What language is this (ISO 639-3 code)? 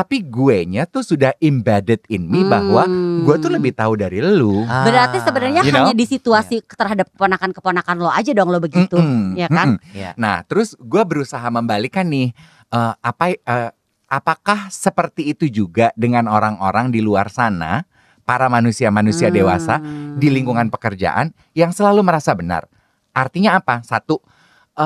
ind